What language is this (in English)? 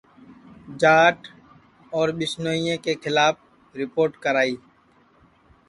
Sansi